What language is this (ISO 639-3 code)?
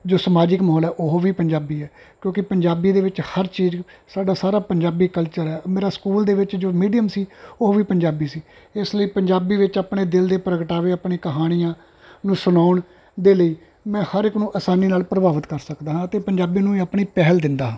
pan